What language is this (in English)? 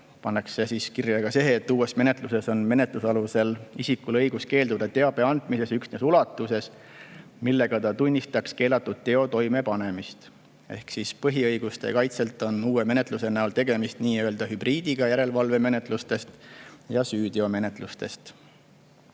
Estonian